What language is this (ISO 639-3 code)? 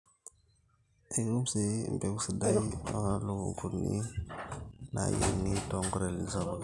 mas